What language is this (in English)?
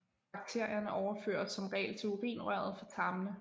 Danish